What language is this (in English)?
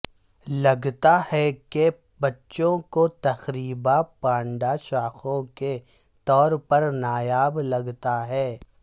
Urdu